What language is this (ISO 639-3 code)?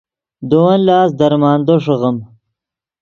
ydg